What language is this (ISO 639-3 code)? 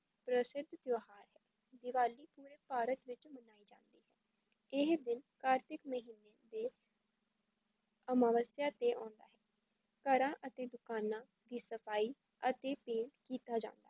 pan